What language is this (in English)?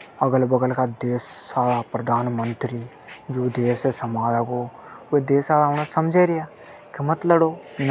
Hadothi